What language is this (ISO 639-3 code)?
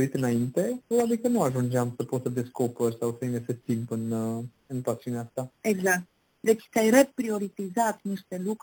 ron